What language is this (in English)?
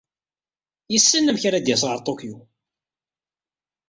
Kabyle